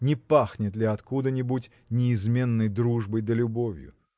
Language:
Russian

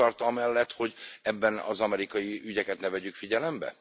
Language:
Hungarian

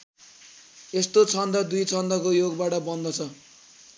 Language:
Nepali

